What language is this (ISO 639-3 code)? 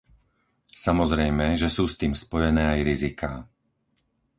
slk